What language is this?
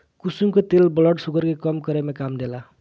Bhojpuri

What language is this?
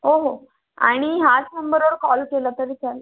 Marathi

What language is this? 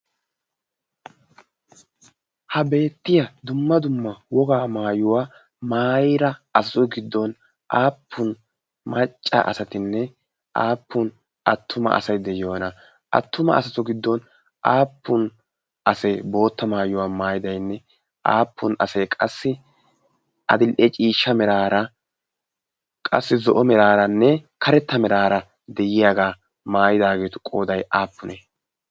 Wolaytta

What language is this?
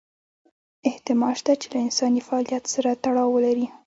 Pashto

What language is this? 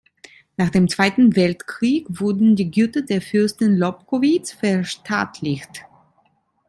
German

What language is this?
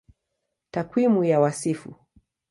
Swahili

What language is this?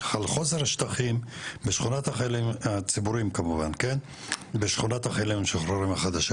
Hebrew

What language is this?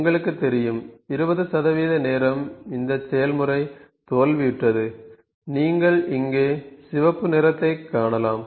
Tamil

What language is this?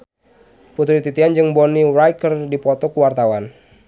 Sundanese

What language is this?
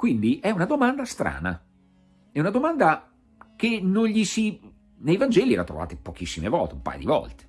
Italian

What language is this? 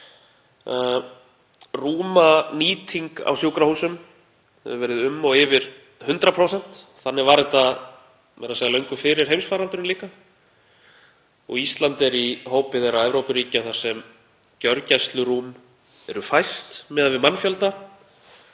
Icelandic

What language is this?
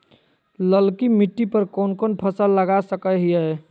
Magahi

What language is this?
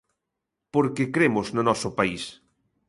Galician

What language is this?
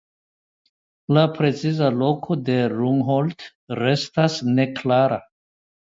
Esperanto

